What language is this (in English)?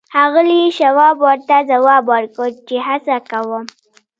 Pashto